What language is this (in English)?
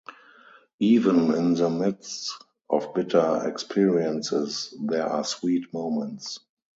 English